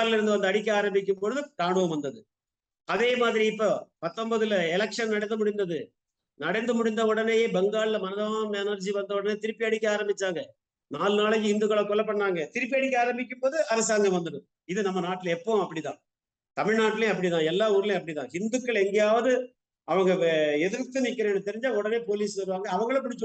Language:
Tamil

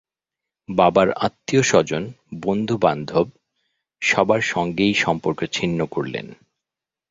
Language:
Bangla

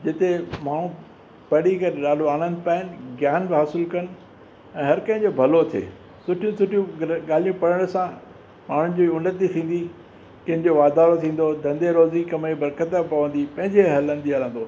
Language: Sindhi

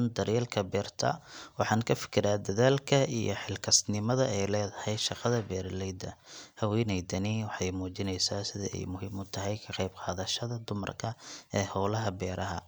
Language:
Somali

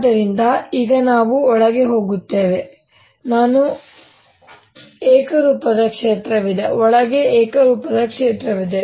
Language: Kannada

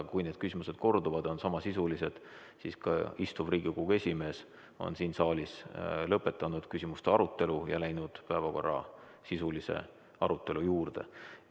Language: Estonian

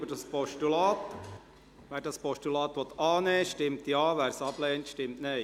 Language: Swiss German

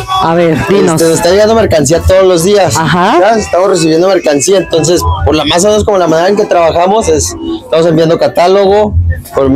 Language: Spanish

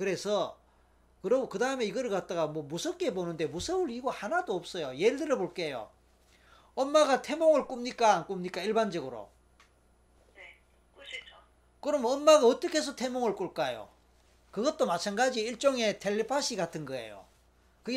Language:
Korean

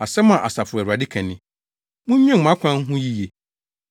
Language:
Akan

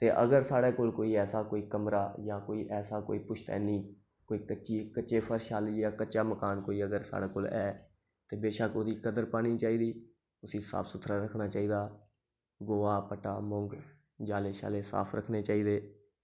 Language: Dogri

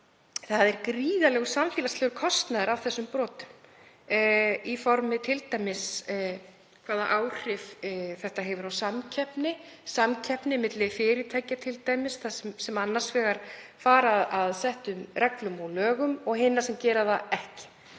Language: Icelandic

